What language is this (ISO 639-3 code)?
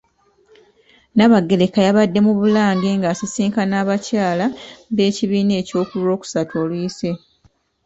lug